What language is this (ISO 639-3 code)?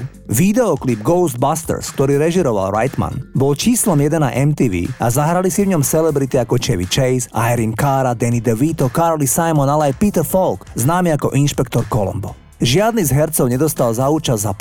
slk